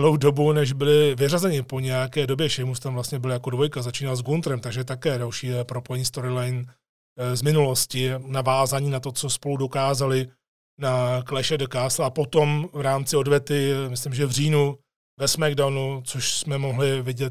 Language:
Czech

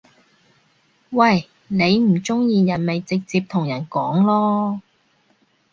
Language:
Cantonese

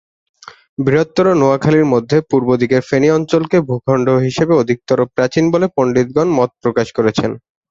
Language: Bangla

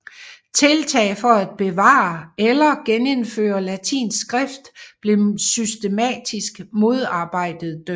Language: Danish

